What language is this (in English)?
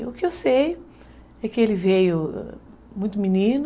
Portuguese